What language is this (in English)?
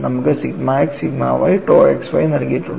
Malayalam